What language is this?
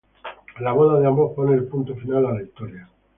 Spanish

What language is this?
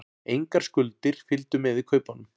Icelandic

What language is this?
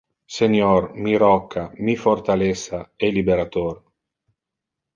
Interlingua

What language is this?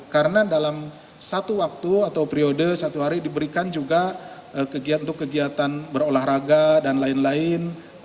Indonesian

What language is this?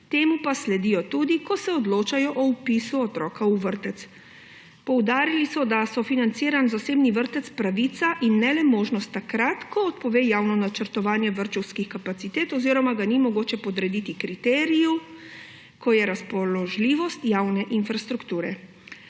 Slovenian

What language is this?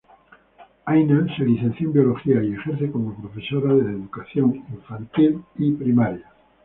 Spanish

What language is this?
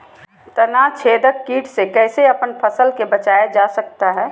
Magahi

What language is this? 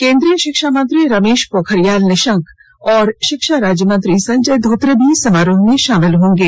Hindi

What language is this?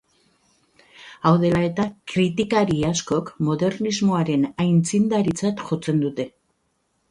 Basque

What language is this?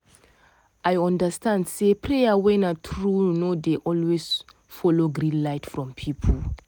Nigerian Pidgin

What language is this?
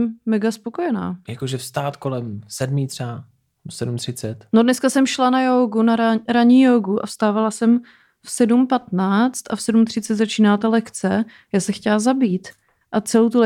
Czech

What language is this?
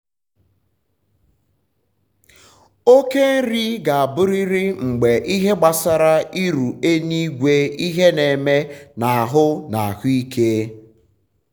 Igbo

